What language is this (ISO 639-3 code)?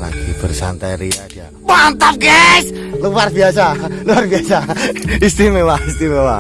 ind